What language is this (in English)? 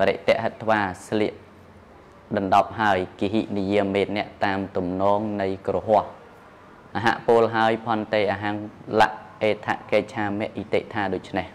Thai